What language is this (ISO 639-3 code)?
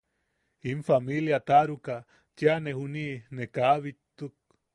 yaq